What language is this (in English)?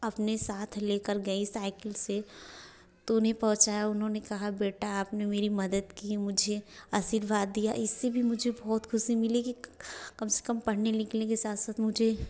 Hindi